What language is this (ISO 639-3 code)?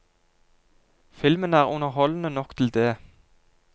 nor